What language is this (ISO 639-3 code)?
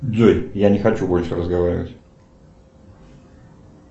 rus